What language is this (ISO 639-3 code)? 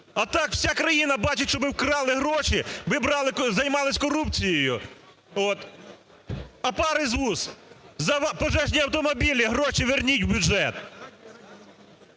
ukr